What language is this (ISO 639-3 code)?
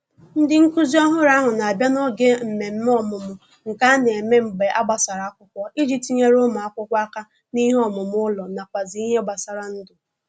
ibo